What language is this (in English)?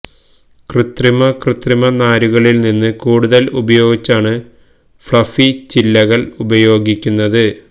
Malayalam